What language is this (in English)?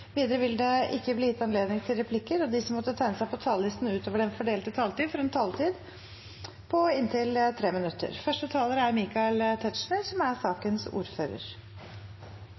Norwegian